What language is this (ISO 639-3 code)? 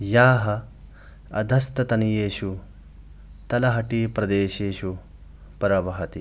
san